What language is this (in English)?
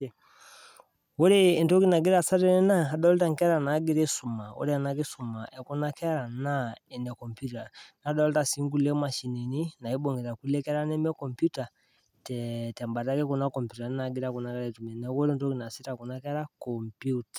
Masai